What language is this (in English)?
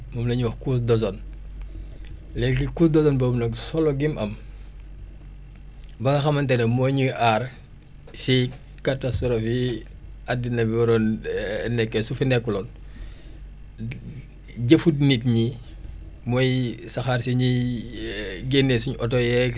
Wolof